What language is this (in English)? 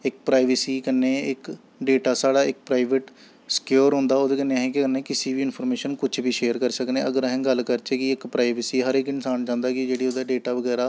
Dogri